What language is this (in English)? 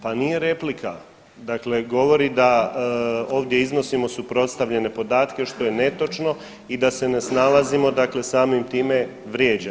Croatian